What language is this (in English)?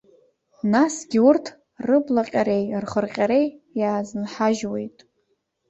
Abkhazian